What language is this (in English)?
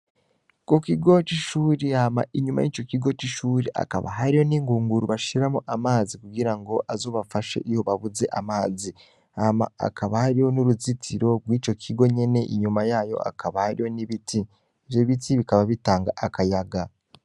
Rundi